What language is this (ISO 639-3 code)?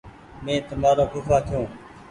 gig